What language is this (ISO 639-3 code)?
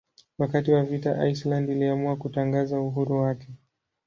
swa